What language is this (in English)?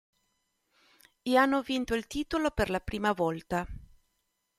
Italian